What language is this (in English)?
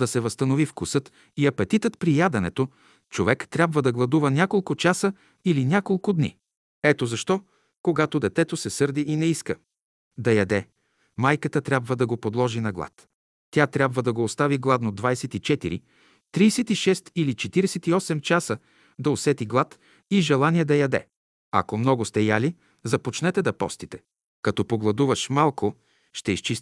Bulgarian